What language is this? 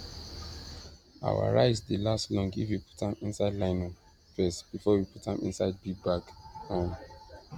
Nigerian Pidgin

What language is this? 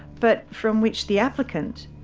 English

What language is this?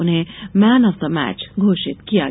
Hindi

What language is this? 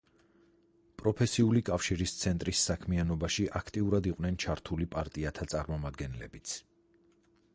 Georgian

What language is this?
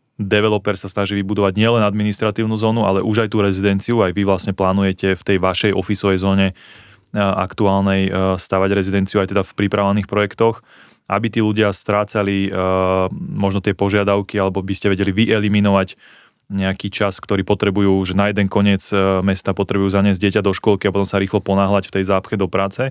Slovak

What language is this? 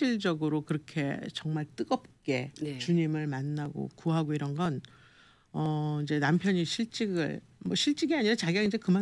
Korean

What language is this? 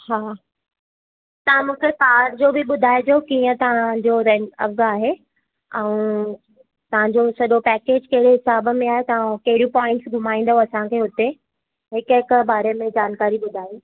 Sindhi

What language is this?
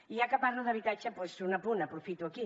Catalan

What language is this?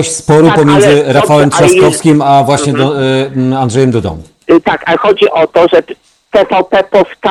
Polish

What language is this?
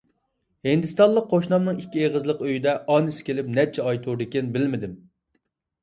Uyghur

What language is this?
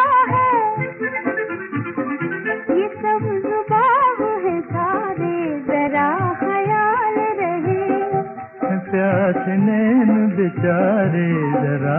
Hindi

